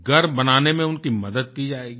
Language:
Hindi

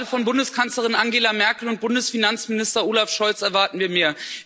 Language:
German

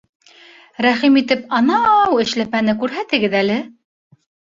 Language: Bashkir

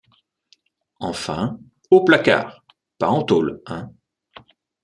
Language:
French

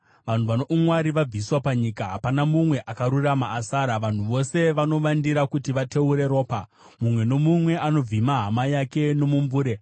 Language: Shona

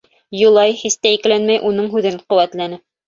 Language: Bashkir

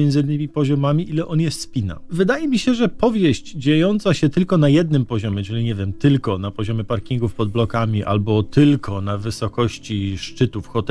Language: Polish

